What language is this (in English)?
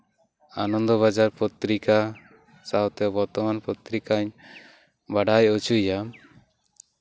Santali